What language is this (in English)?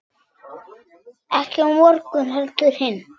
Icelandic